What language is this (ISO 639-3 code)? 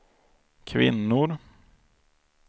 swe